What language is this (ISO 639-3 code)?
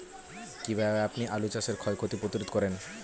ben